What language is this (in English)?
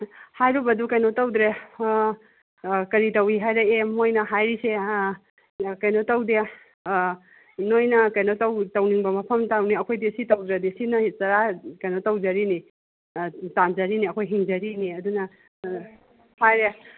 Manipuri